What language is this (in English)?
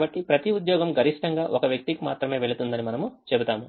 Telugu